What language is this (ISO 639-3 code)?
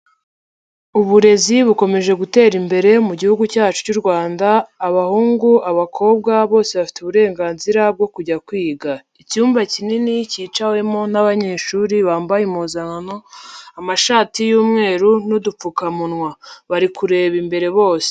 kin